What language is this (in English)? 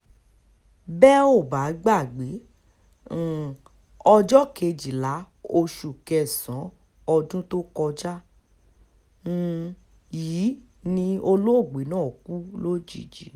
Yoruba